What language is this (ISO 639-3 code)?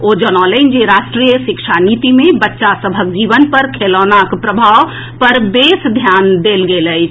mai